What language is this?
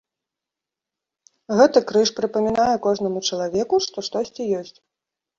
Belarusian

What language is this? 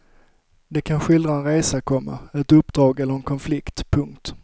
Swedish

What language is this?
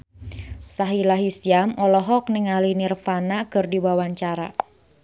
Sundanese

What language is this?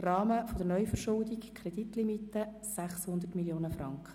Swiss German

